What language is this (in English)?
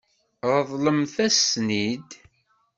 Kabyle